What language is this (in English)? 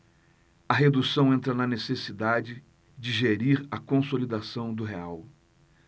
Portuguese